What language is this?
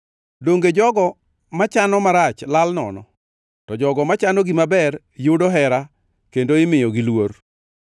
Luo (Kenya and Tanzania)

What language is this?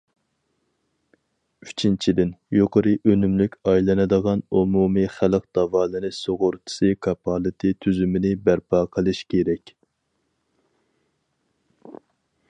Uyghur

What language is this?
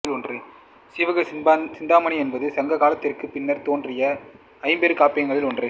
Tamil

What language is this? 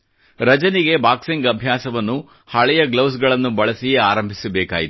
Kannada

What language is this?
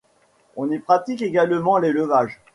French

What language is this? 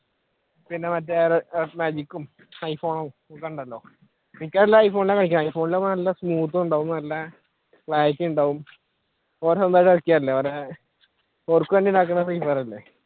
Malayalam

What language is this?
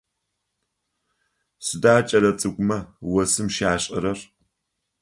Adyghe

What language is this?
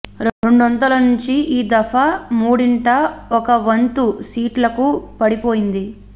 Telugu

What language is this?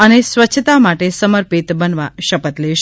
Gujarati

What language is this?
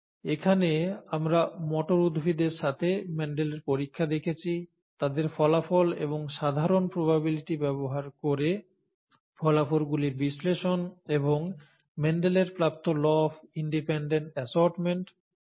Bangla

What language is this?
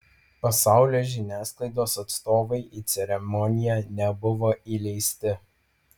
Lithuanian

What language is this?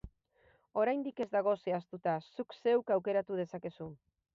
Basque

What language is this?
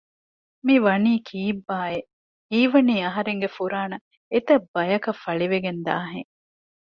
Divehi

